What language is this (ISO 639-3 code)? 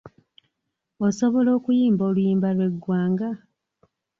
lug